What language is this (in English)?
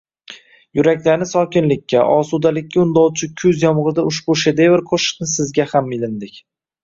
Uzbek